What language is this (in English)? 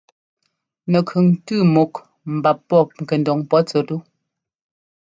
Ngomba